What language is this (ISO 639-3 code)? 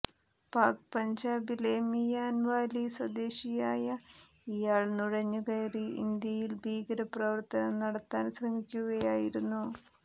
mal